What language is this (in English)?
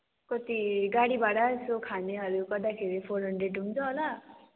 Nepali